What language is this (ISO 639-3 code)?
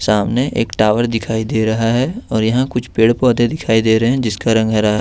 hin